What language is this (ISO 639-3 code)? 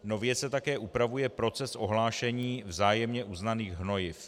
ces